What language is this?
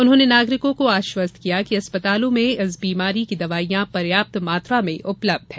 Hindi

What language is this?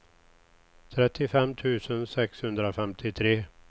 Swedish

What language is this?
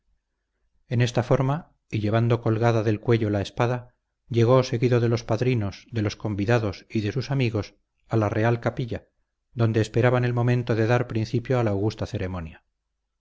Spanish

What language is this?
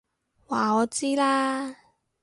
Cantonese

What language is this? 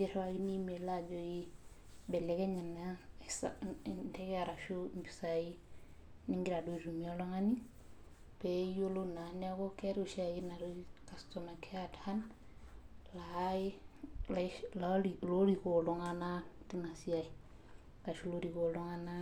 Masai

